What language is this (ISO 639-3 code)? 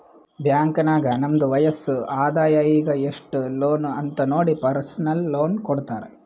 kan